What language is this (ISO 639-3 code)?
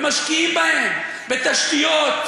heb